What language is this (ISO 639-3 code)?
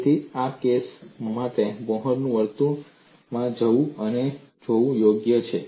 guj